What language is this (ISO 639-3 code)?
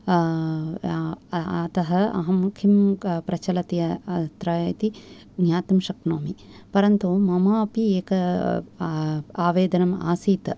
san